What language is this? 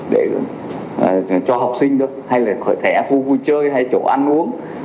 Vietnamese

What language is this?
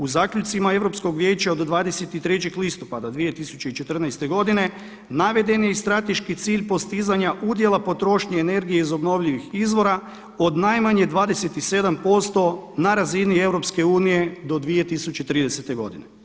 Croatian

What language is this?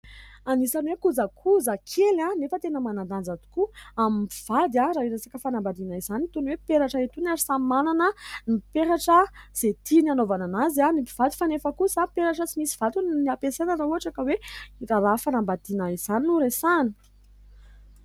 Malagasy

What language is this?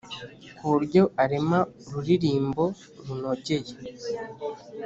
Kinyarwanda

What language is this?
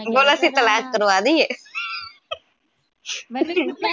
Punjabi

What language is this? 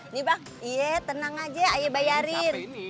Indonesian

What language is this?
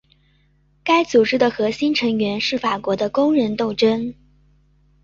Chinese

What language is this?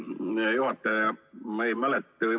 Estonian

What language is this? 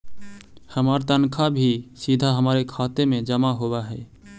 Magahi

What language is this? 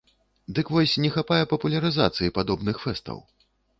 Belarusian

